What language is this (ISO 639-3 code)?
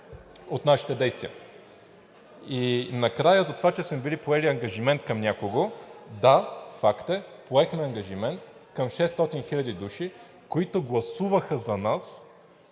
bul